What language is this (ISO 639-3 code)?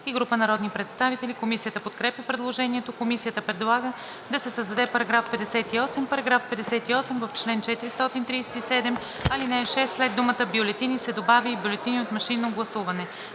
bul